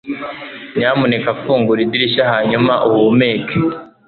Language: Kinyarwanda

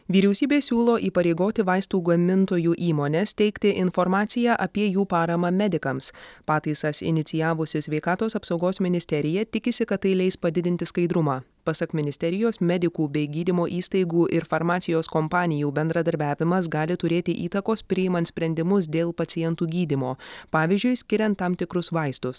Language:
Lithuanian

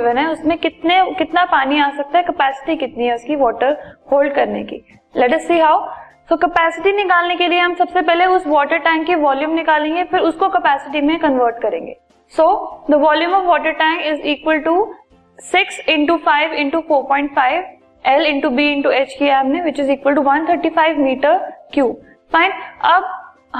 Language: Hindi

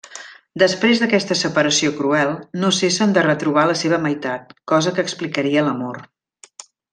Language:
Catalan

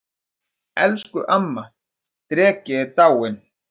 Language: Icelandic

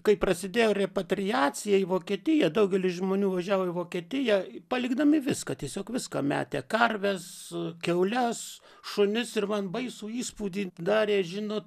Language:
Lithuanian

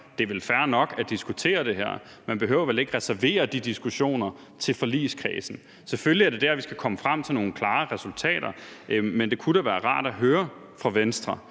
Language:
Danish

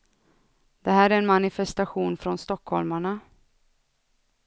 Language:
Swedish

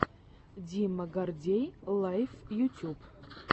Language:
Russian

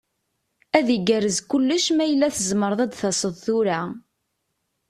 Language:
Kabyle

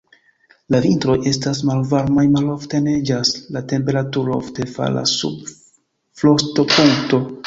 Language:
Esperanto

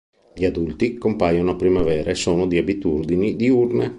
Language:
Italian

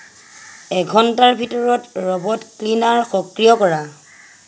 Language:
Assamese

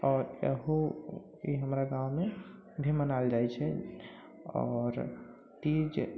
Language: Maithili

